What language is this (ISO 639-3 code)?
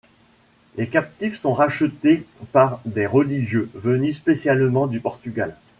fra